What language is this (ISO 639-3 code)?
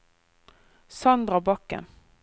nor